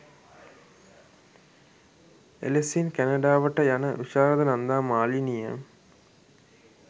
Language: Sinhala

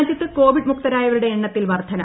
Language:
Malayalam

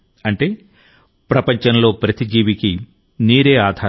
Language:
Telugu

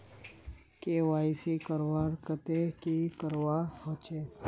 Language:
Magahi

